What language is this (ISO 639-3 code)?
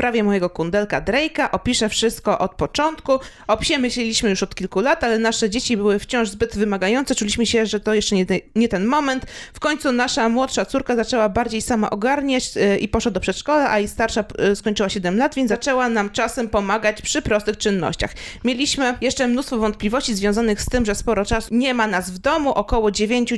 pol